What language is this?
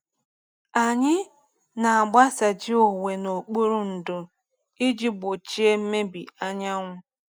Igbo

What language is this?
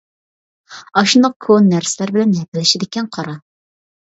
Uyghur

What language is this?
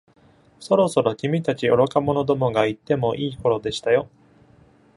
Japanese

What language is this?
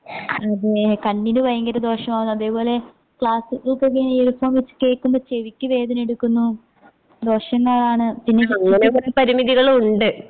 Malayalam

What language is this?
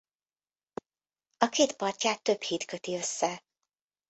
Hungarian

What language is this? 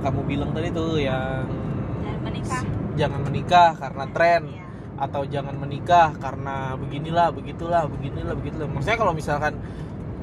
Indonesian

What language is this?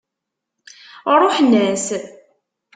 Kabyle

